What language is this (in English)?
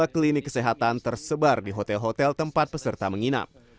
Indonesian